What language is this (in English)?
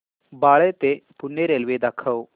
Marathi